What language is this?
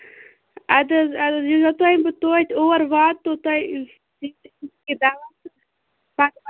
Kashmiri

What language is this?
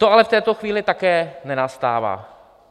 Czech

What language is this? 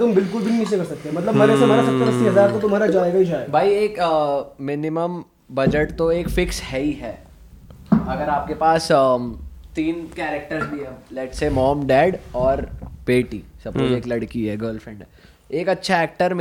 Hindi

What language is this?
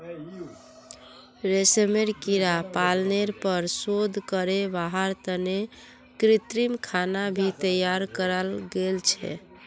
Magahi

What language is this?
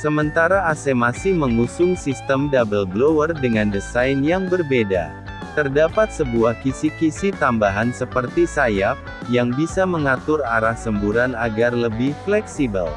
Indonesian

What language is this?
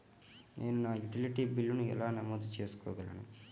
Telugu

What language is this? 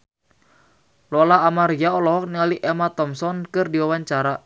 Sundanese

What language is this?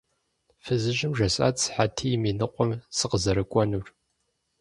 Kabardian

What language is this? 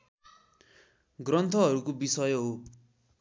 Nepali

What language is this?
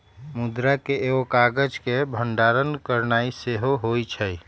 Magahi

